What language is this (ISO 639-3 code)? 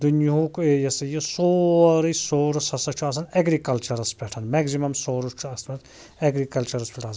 kas